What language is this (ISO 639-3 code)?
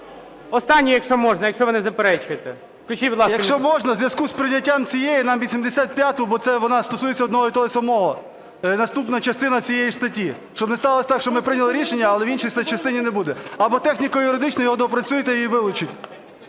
ukr